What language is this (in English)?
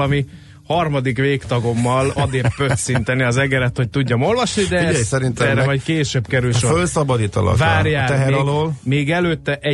Hungarian